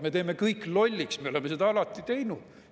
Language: Estonian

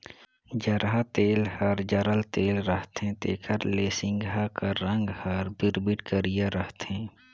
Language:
Chhattisgarhi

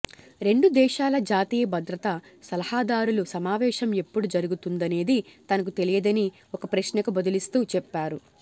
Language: Telugu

